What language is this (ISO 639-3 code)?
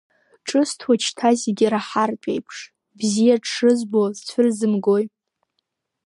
abk